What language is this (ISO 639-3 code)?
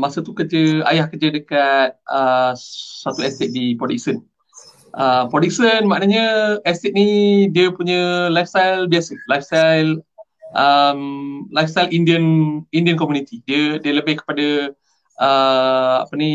msa